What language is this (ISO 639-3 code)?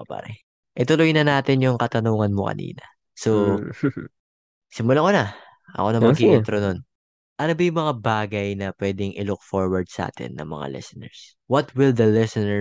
fil